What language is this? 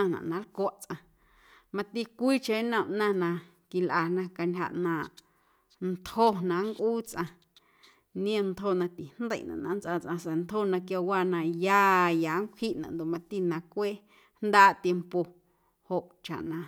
Guerrero Amuzgo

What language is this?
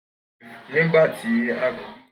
Yoruba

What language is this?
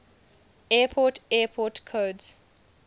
English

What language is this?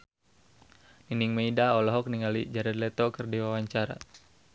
Sundanese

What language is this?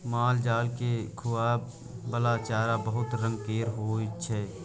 Maithili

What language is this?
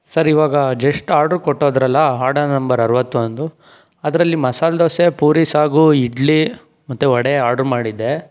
Kannada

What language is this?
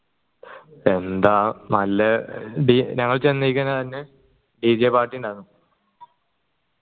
Malayalam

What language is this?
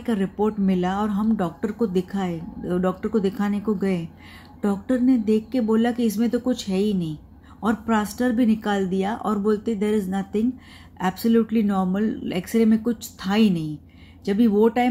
Hindi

